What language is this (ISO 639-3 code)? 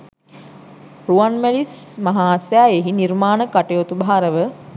sin